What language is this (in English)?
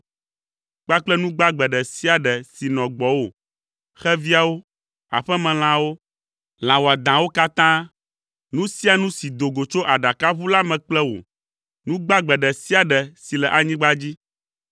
Ewe